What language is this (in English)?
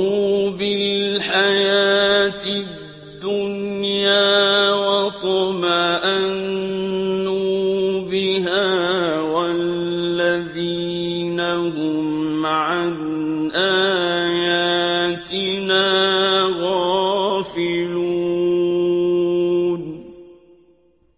Arabic